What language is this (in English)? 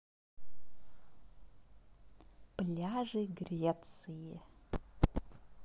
Russian